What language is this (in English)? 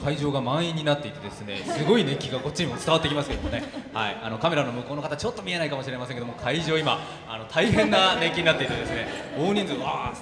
Japanese